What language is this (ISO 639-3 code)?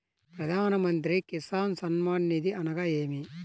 tel